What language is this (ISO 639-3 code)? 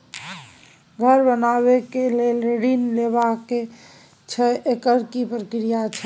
mai